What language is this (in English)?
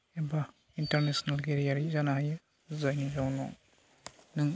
Bodo